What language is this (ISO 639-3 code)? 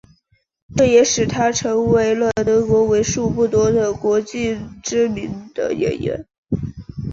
zho